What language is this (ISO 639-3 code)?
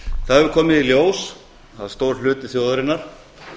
isl